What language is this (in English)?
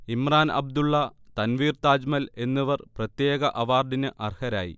Malayalam